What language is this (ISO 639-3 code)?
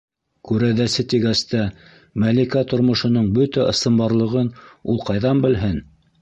bak